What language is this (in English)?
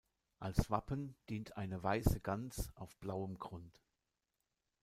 German